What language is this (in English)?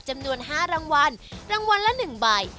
Thai